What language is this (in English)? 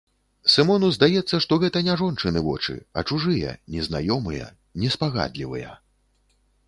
Belarusian